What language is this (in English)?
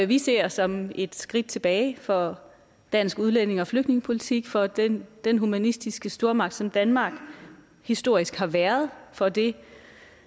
Danish